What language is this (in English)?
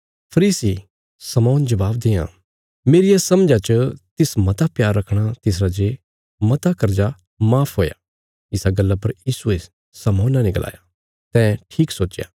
Bilaspuri